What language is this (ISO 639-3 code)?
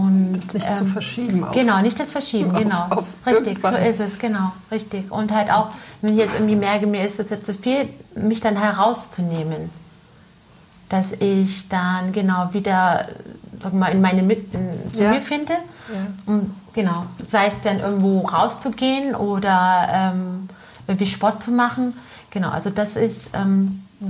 deu